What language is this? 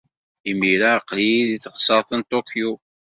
Kabyle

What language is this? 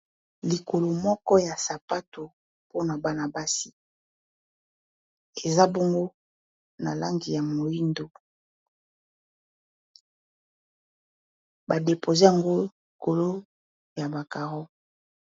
Lingala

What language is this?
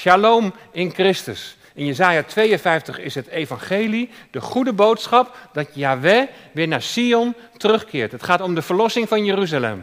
Dutch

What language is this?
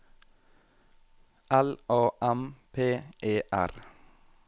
Norwegian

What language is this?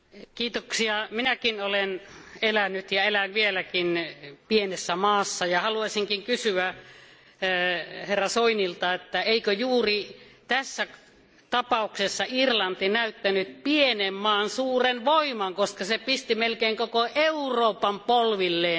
Finnish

